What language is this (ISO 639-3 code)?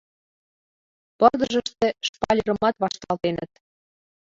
chm